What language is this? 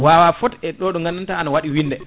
Fula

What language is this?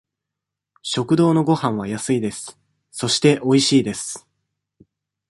Japanese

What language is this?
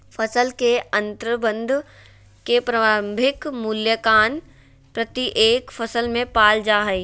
Magahi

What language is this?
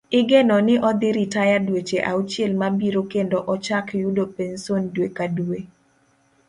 Luo (Kenya and Tanzania)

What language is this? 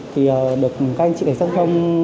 Vietnamese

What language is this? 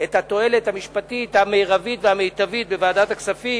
Hebrew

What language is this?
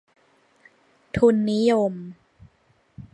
Thai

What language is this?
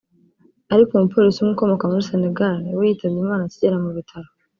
Kinyarwanda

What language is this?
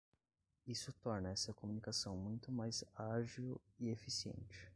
Portuguese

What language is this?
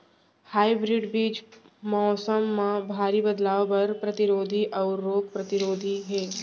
Chhattisgarhi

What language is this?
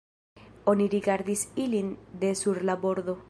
Esperanto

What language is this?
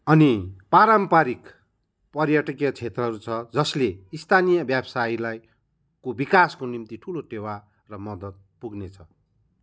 Nepali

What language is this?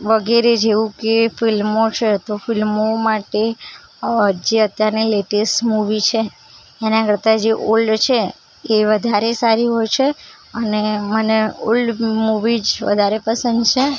Gujarati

